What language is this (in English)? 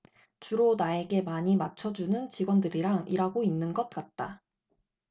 Korean